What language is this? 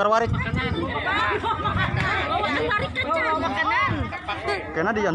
Indonesian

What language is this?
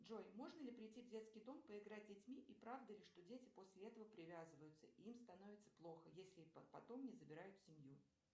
Russian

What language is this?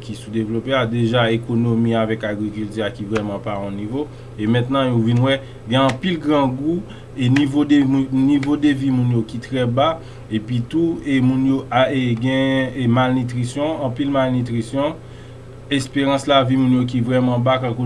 French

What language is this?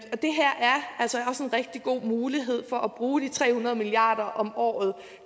Danish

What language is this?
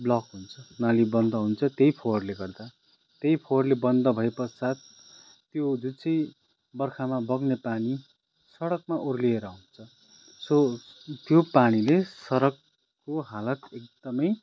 Nepali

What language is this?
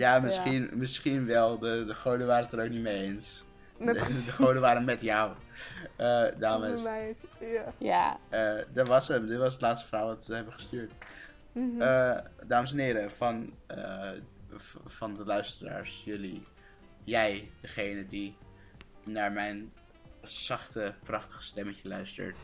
Dutch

